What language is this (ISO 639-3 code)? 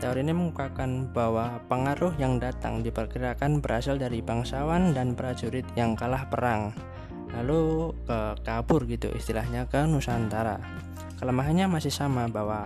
ind